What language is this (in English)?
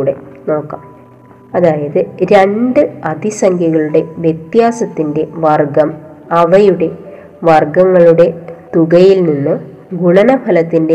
Malayalam